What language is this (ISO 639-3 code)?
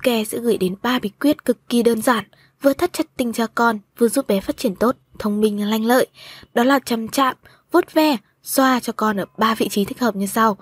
vie